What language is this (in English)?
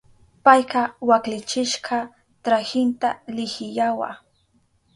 Southern Pastaza Quechua